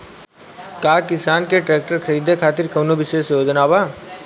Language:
Bhojpuri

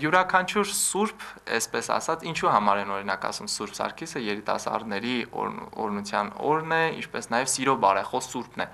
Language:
Turkish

